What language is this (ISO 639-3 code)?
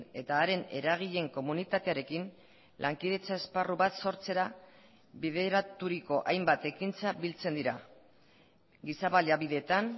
eus